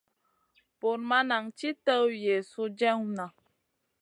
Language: Masana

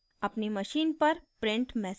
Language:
Hindi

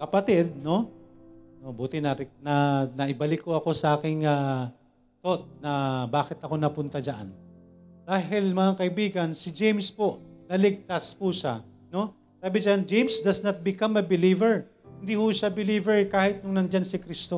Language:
Filipino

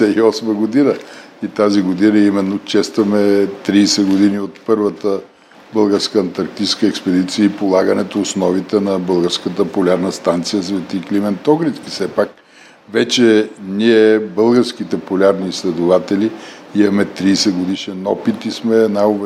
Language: Bulgarian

